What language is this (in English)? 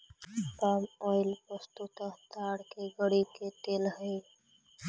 Magahi